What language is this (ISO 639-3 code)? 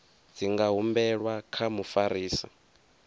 ven